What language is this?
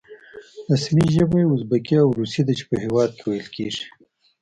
Pashto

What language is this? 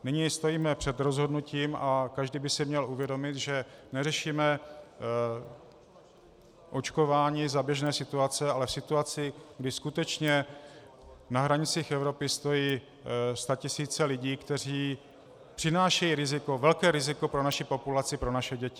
Czech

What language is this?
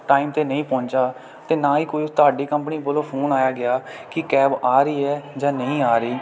Punjabi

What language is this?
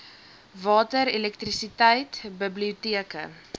Afrikaans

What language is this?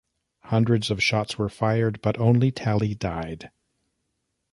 English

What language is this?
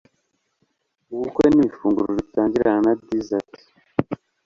Kinyarwanda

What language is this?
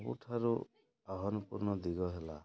Odia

